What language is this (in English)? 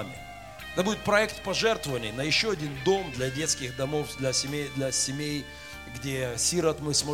Russian